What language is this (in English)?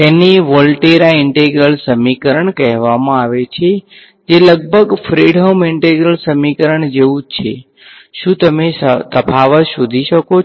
Gujarati